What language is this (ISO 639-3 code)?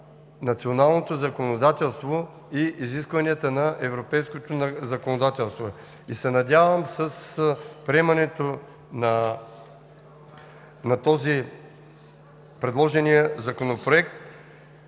bul